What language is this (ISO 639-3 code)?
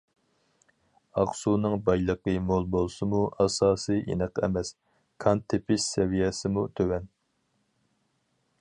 uig